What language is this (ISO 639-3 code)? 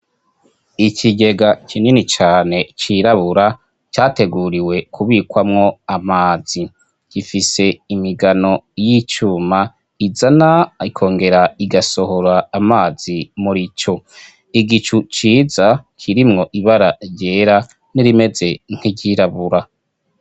run